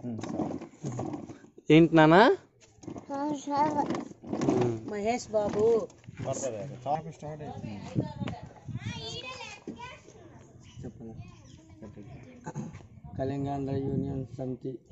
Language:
Indonesian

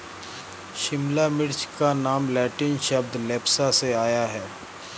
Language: Hindi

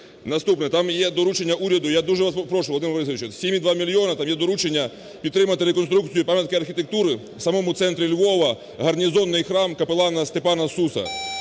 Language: Ukrainian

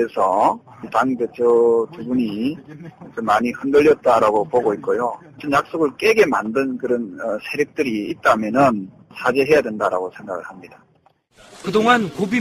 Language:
Korean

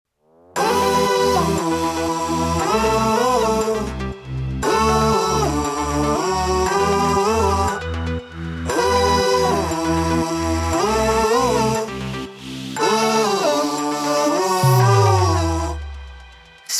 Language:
Ukrainian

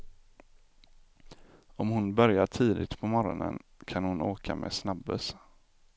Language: Swedish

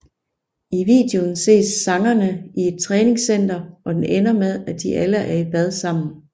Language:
Danish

